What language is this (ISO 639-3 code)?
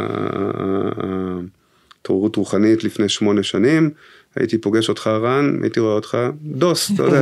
heb